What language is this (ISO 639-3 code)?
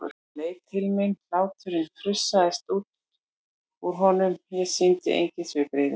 isl